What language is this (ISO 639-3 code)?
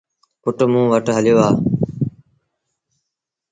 sbn